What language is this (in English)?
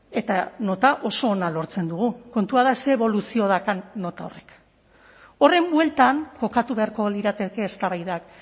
Basque